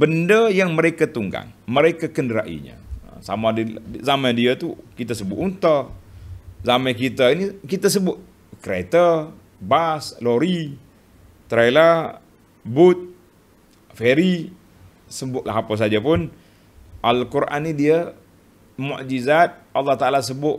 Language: Malay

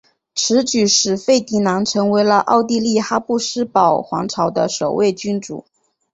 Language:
Chinese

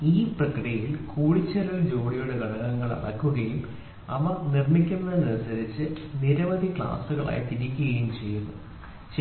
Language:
Malayalam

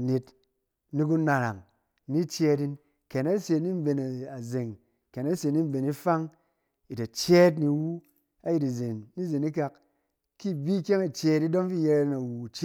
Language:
Cen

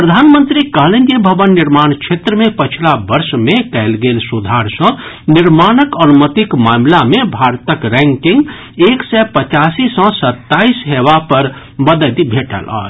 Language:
Maithili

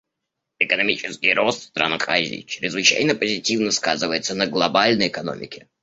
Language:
Russian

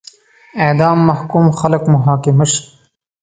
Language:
Pashto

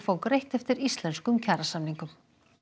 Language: Icelandic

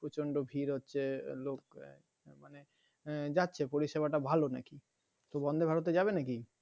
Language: Bangla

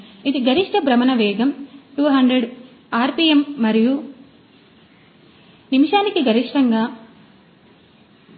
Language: Telugu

